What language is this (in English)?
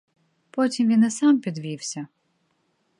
Ukrainian